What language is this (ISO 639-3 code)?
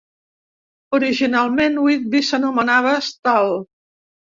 cat